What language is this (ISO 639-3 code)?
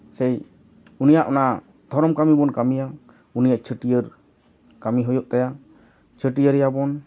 sat